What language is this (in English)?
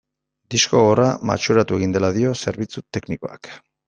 Basque